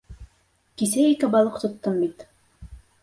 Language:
Bashkir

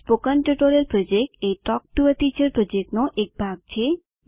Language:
Gujarati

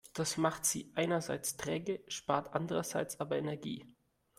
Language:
German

